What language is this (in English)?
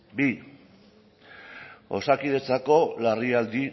Basque